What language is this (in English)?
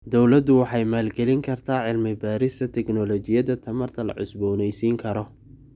Somali